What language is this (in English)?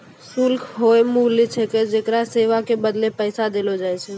Maithili